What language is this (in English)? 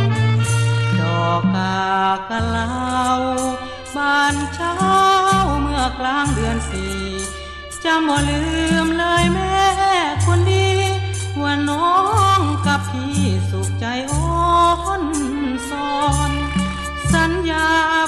Thai